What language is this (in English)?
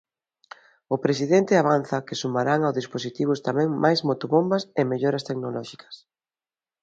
Galician